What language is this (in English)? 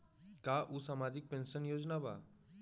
Bhojpuri